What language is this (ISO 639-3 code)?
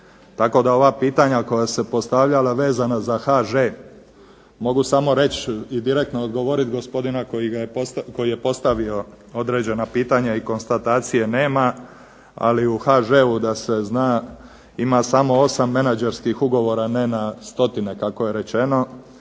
hrv